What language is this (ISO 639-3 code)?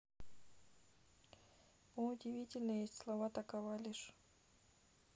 rus